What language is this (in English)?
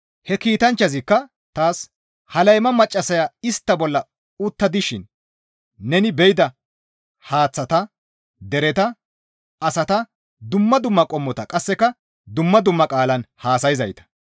Gamo